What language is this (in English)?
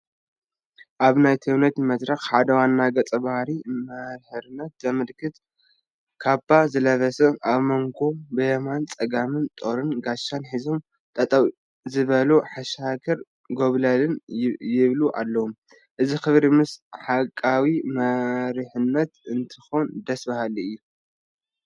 Tigrinya